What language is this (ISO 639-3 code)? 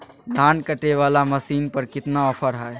mag